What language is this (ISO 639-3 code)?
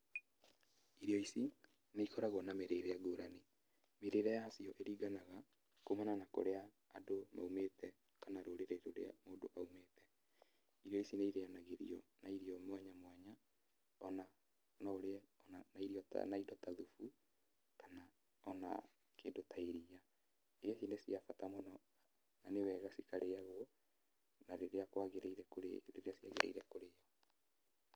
kik